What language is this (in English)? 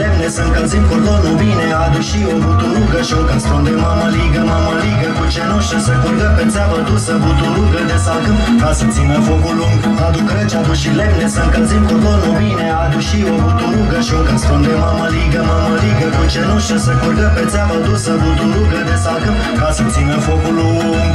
Romanian